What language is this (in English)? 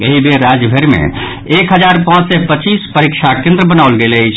Maithili